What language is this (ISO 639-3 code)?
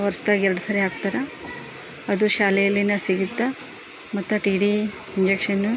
kan